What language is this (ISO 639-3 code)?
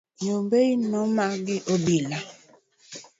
luo